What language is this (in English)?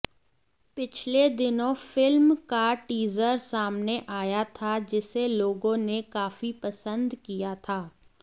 Hindi